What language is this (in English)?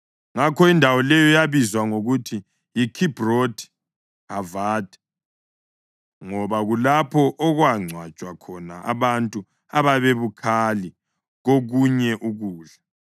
North Ndebele